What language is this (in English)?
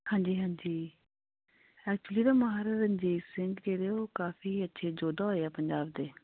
Punjabi